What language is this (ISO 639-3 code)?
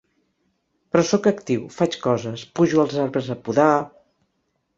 cat